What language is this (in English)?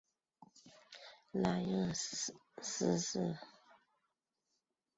Chinese